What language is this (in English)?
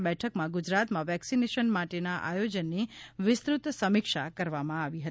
Gujarati